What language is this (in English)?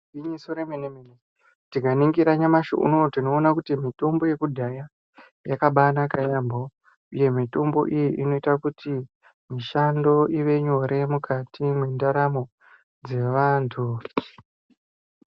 Ndau